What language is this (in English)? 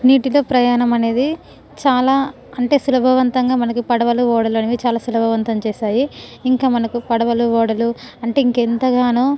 Telugu